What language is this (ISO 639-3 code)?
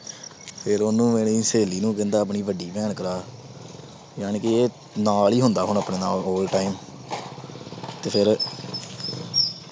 pan